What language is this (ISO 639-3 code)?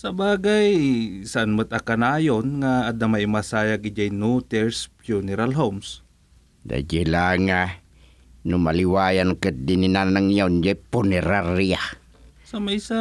fil